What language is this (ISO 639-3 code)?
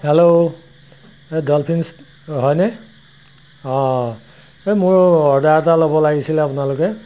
asm